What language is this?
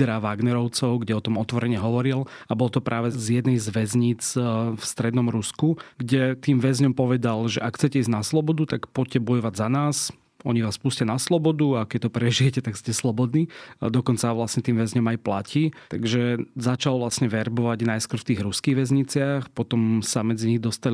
Slovak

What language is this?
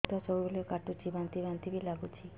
Odia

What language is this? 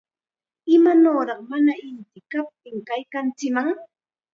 Chiquián Ancash Quechua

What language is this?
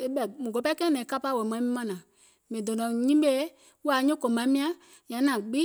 Gola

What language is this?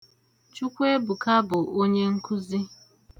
Igbo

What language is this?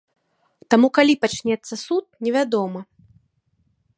Belarusian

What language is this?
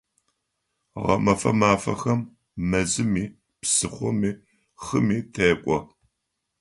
Adyghe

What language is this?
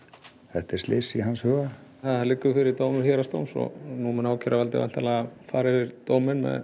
Icelandic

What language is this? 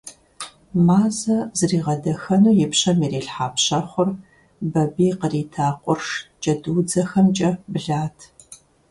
Kabardian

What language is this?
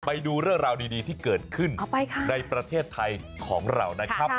Thai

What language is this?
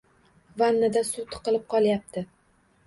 Uzbek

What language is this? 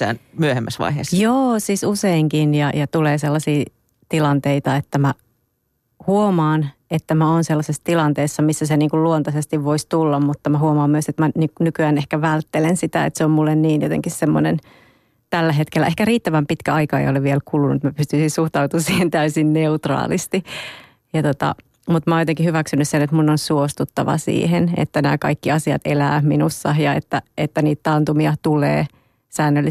Finnish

